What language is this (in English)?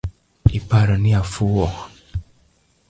Luo (Kenya and Tanzania)